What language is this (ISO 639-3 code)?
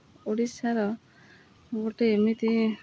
ori